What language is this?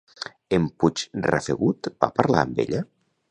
Catalan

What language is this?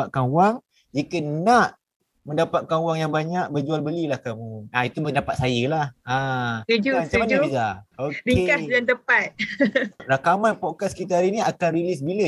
Malay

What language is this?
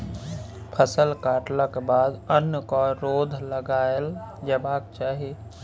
Maithili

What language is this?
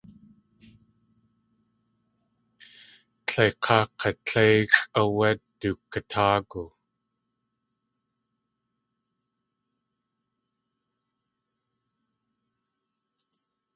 Tlingit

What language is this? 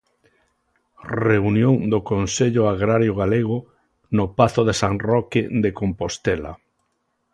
Galician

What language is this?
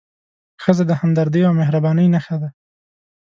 Pashto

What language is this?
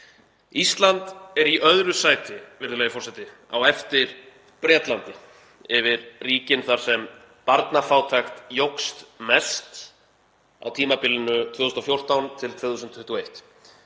Icelandic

